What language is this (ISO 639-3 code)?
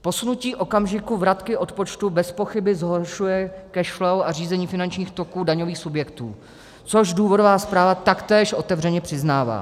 ces